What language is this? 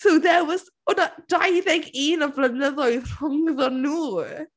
Welsh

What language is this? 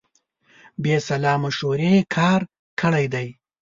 Pashto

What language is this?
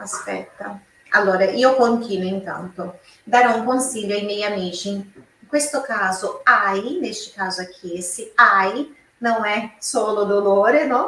Portuguese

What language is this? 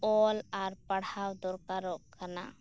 Santali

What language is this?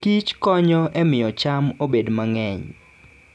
Luo (Kenya and Tanzania)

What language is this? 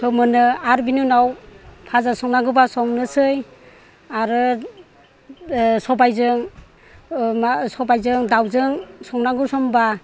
Bodo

